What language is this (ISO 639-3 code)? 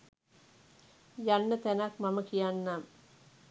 sin